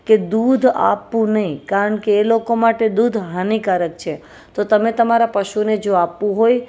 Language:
Gujarati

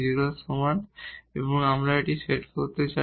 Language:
Bangla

